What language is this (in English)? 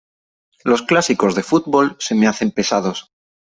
Spanish